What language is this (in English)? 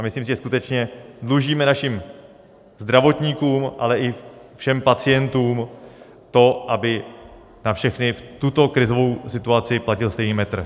Czech